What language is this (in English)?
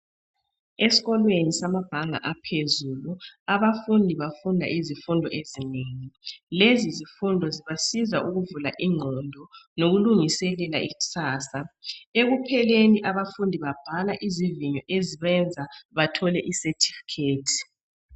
North Ndebele